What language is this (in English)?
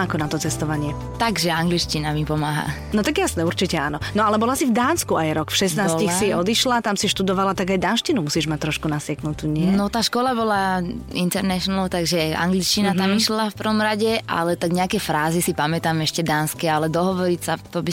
Slovak